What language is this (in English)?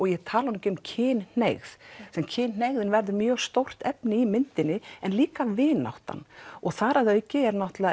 Icelandic